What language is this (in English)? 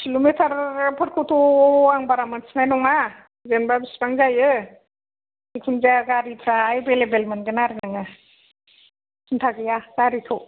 Bodo